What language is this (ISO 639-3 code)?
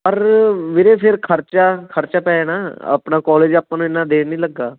pan